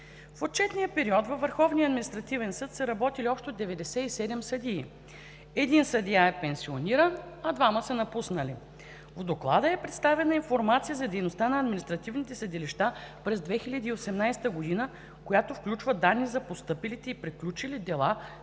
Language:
Bulgarian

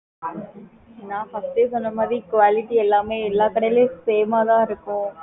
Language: Tamil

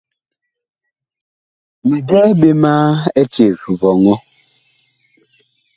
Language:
Bakoko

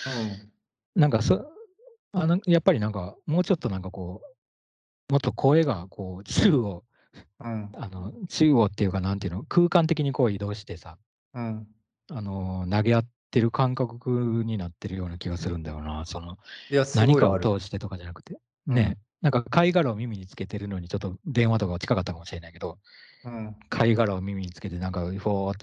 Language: Japanese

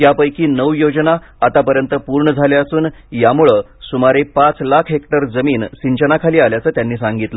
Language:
Marathi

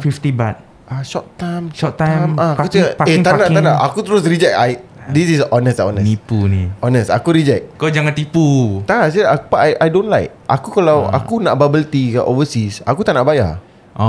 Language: Malay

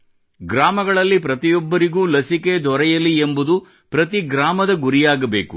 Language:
Kannada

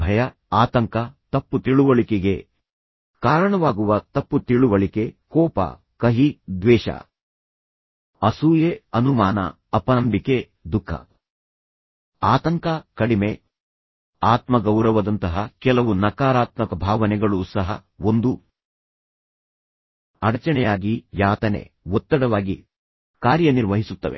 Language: Kannada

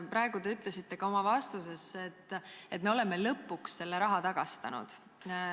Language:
Estonian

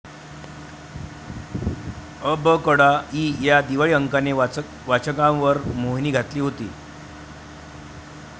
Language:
Marathi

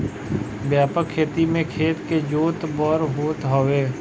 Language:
Bhojpuri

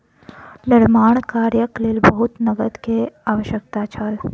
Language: Maithili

